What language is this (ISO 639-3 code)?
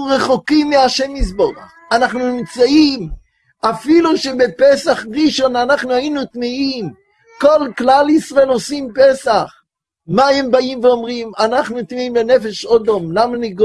heb